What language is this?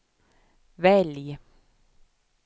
Swedish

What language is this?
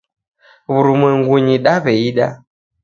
Taita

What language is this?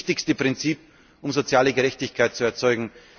German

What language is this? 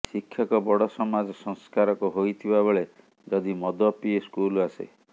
Odia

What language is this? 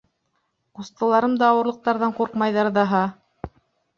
Bashkir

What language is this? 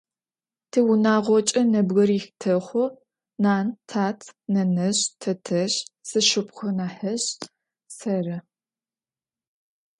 Adyghe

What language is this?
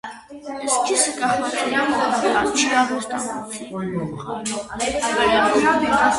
Armenian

